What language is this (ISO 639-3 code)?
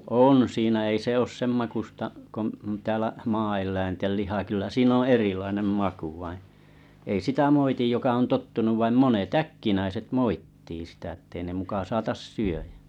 fin